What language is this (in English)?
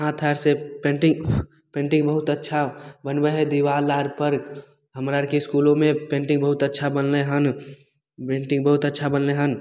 Maithili